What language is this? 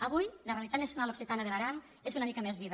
Catalan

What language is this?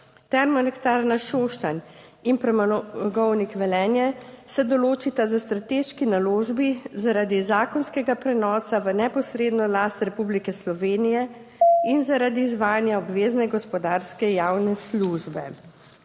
Slovenian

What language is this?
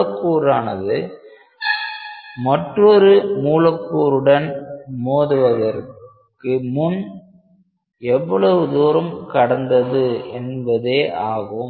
Tamil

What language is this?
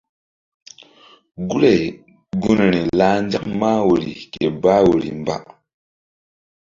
Mbum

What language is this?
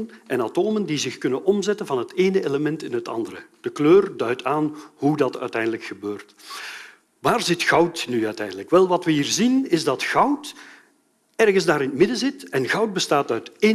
Dutch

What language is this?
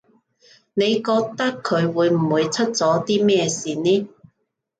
Cantonese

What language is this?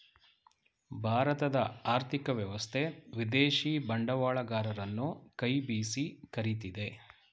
Kannada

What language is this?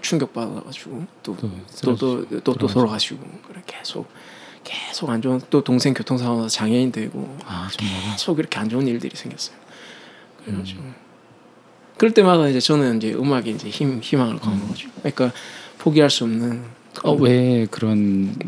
Korean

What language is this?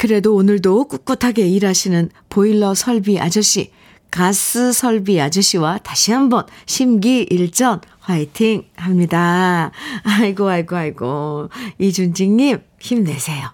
Korean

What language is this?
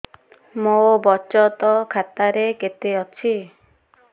Odia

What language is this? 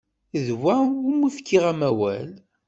Kabyle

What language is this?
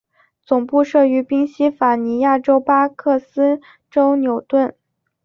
Chinese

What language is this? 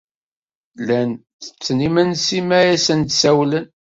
Kabyle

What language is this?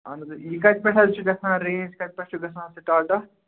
Kashmiri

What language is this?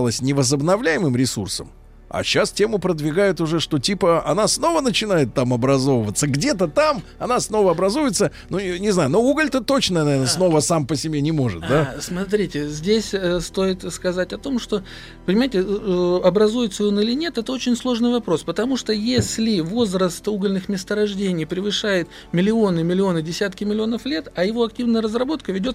Russian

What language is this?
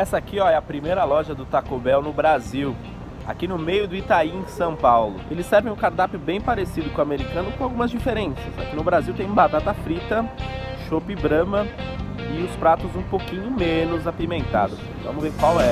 Portuguese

